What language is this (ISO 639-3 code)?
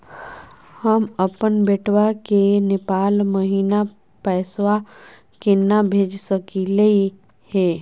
mag